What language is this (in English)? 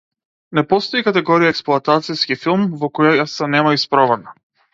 Macedonian